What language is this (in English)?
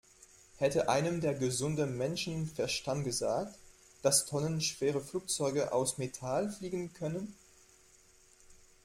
German